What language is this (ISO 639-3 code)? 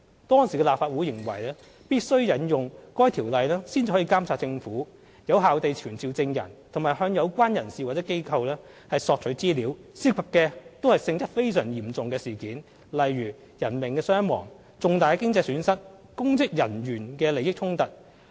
yue